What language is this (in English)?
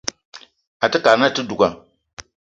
Eton (Cameroon)